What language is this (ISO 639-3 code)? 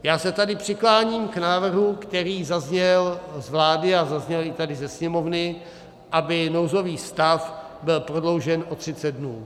ces